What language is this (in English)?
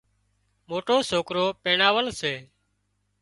Wadiyara Koli